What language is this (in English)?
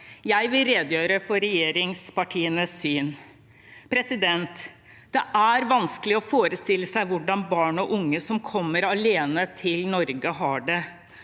Norwegian